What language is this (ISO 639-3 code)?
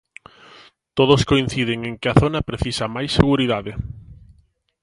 glg